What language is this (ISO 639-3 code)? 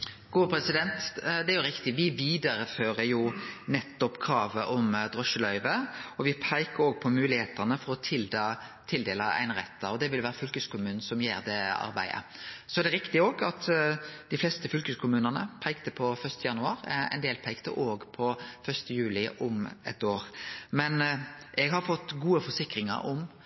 nno